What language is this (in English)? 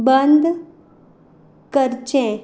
Konkani